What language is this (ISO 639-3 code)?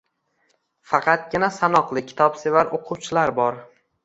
uzb